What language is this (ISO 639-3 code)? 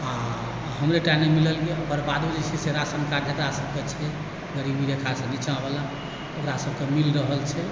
mai